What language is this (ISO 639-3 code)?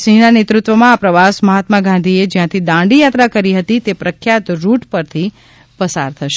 guj